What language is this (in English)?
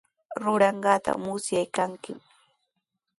Sihuas Ancash Quechua